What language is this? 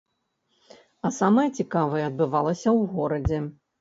Belarusian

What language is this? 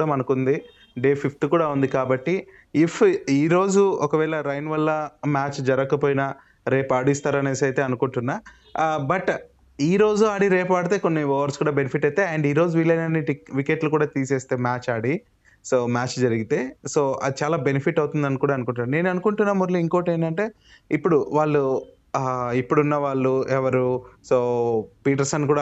Telugu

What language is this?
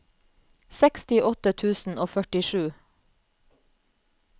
Norwegian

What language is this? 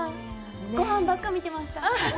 Japanese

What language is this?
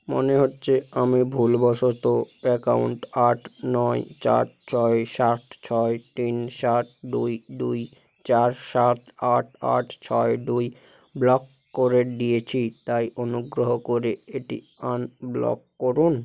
Bangla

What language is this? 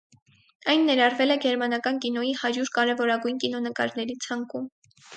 Armenian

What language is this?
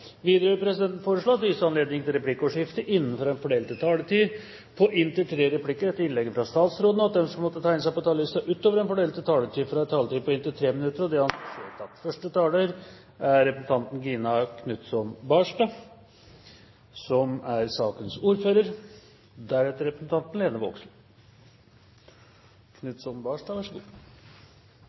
Norwegian Bokmål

